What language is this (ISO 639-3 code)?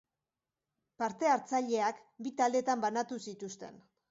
eus